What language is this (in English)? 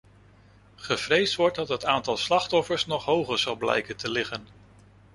Dutch